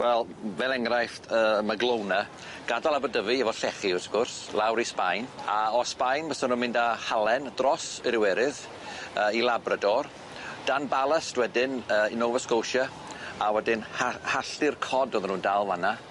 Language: Welsh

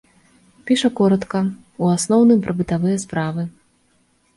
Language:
Belarusian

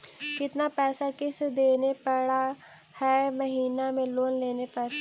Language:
Magahi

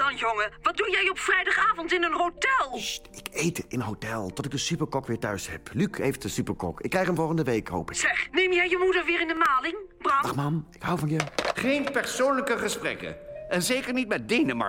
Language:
Dutch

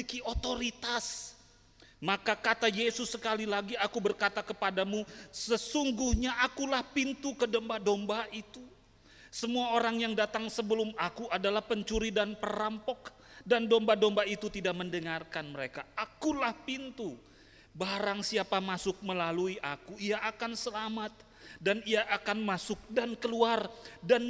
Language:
Indonesian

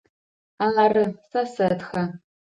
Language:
Adyghe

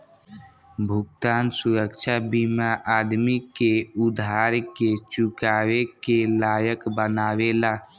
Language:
Bhojpuri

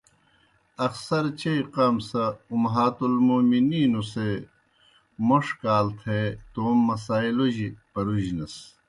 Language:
Kohistani Shina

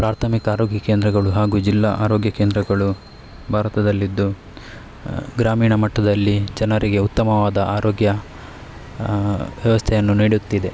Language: Kannada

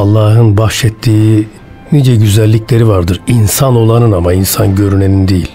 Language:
Turkish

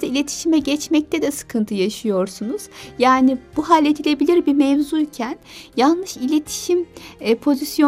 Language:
Turkish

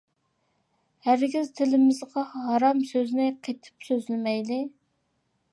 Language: Uyghur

